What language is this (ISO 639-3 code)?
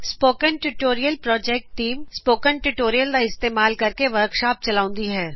pan